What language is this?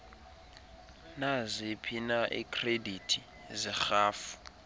Xhosa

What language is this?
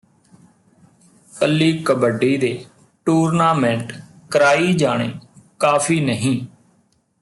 Punjabi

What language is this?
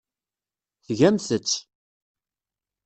Kabyle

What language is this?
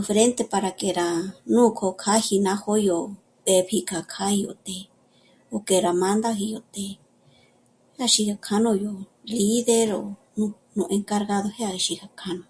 Michoacán Mazahua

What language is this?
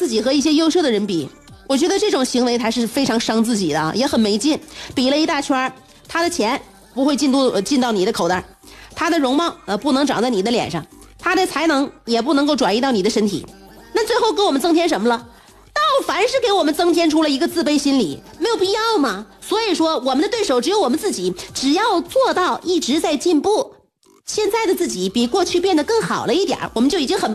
Chinese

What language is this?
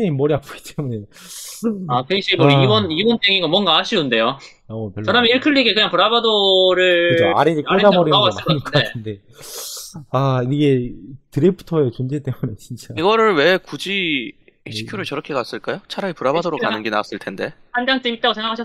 Korean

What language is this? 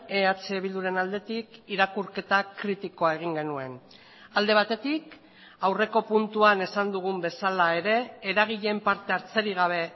Basque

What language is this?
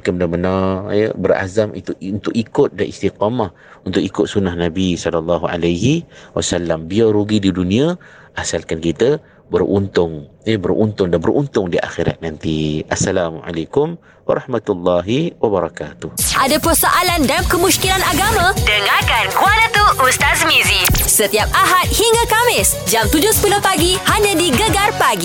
Malay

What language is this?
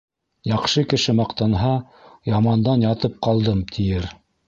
Bashkir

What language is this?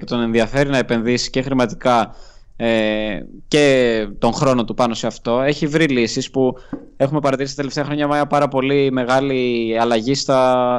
Greek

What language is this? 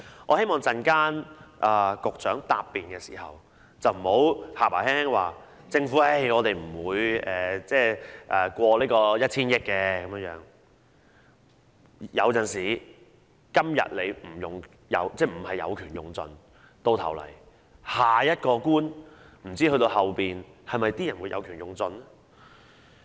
Cantonese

